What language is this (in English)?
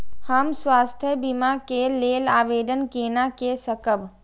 Maithili